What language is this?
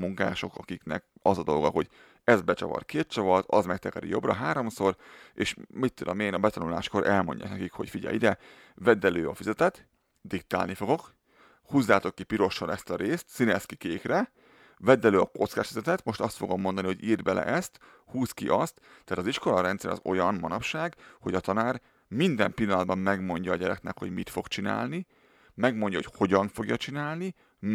Hungarian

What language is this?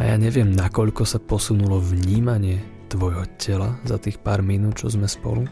Slovak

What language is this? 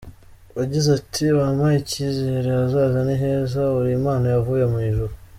Kinyarwanda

